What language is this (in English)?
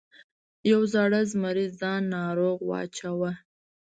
Pashto